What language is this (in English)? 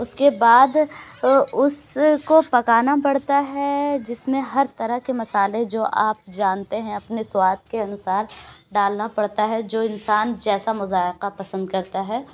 Urdu